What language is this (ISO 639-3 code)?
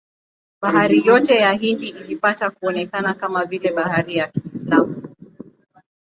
swa